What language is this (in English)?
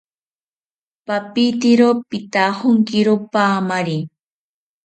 South Ucayali Ashéninka